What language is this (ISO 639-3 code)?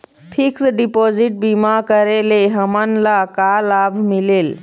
hne